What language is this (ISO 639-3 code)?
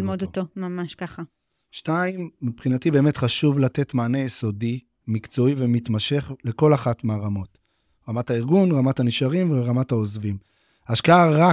heb